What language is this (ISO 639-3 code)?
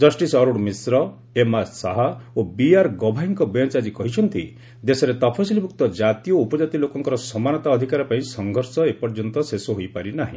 ori